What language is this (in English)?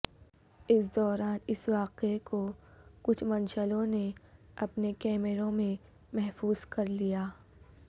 Urdu